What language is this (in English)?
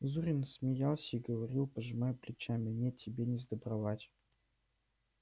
Russian